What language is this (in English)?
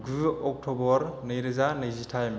Bodo